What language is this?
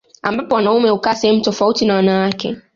Swahili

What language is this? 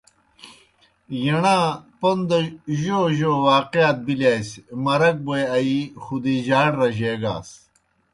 Kohistani Shina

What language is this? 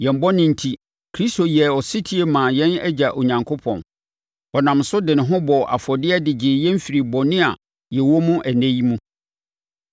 Akan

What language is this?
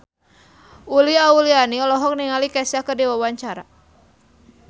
Sundanese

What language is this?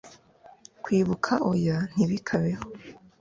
Kinyarwanda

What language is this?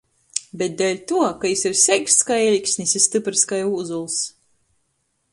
Latgalian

